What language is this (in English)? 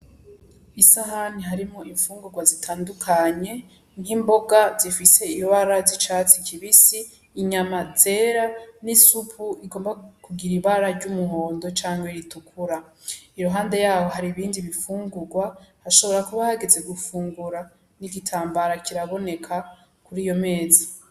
Rundi